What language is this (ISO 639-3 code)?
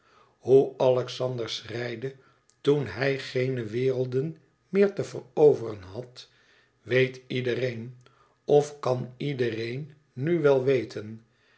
nld